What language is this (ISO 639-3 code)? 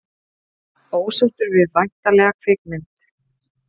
isl